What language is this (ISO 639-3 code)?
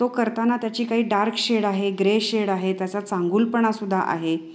mar